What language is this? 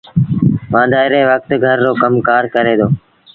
Sindhi Bhil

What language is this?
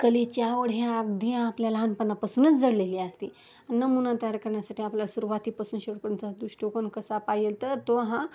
Marathi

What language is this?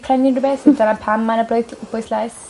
Welsh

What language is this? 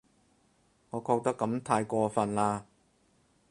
Cantonese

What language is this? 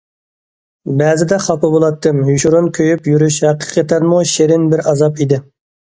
Uyghur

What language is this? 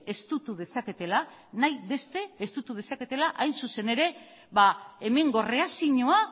Basque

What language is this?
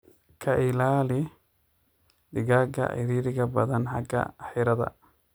Somali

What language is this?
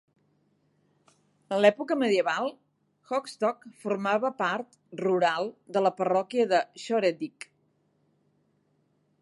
Catalan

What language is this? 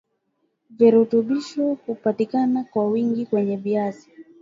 Swahili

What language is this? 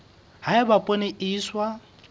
Southern Sotho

